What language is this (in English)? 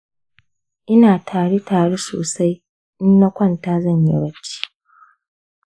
Hausa